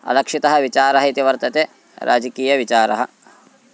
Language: Sanskrit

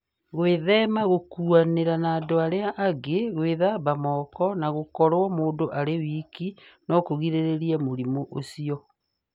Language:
Kikuyu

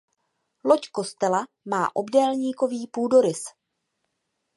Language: Czech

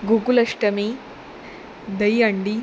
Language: Konkani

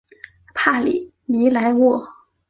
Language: Chinese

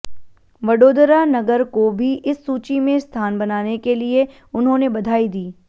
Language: Hindi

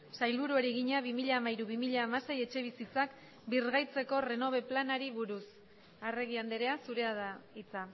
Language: Basque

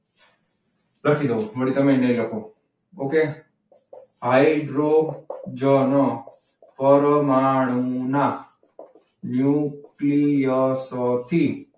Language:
Gujarati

